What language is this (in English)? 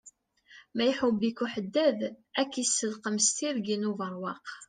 Kabyle